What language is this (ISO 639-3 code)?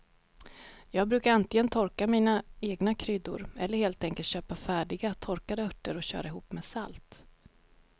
swe